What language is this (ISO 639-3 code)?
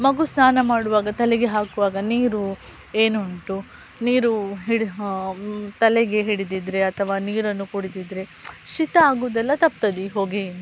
kan